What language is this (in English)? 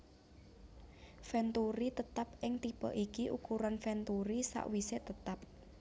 Javanese